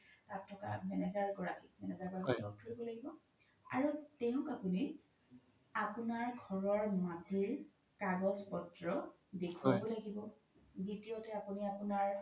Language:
Assamese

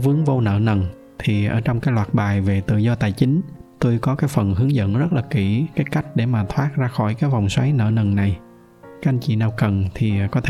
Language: Vietnamese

